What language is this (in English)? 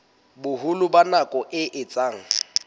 Southern Sotho